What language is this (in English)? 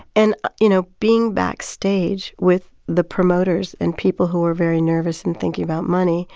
English